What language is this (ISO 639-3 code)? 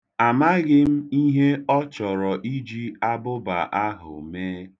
ibo